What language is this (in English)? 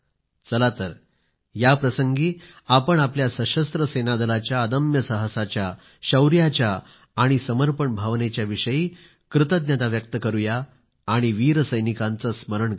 Marathi